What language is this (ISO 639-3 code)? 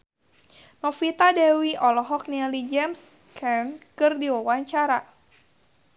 sun